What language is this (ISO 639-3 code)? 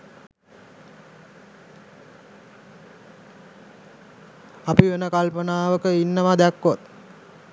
sin